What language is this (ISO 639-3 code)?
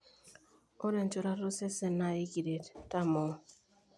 mas